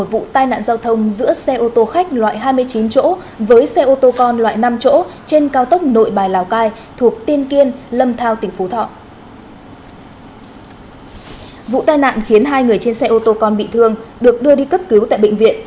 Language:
Vietnamese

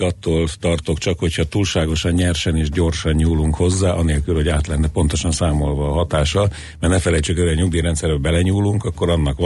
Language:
Hungarian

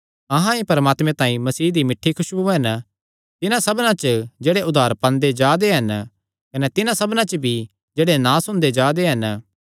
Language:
Kangri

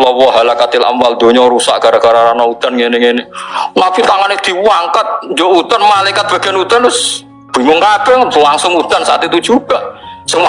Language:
Indonesian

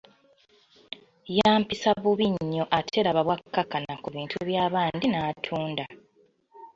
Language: Ganda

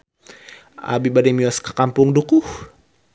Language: Sundanese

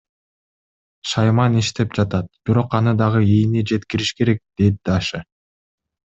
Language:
Kyrgyz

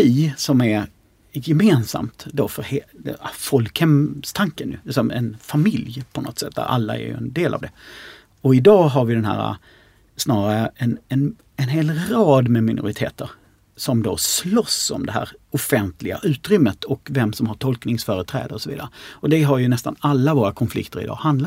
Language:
Swedish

